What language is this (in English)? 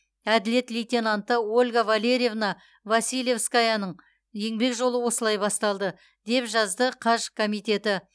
Kazakh